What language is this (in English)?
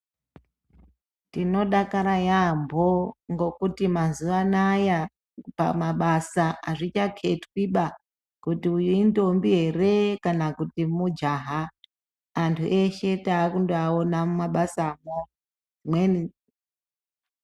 Ndau